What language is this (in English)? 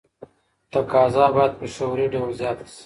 Pashto